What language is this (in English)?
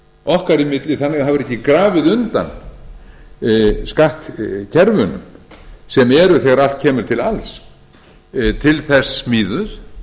Icelandic